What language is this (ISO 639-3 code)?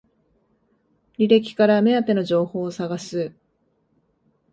jpn